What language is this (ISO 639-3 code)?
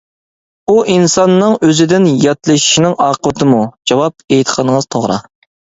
uig